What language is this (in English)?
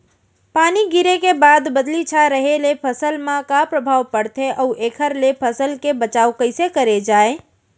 Chhattisgarhi